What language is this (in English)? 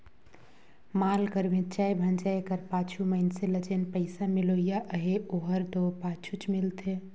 Chhattisgarhi